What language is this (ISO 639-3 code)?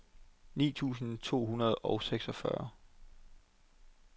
dan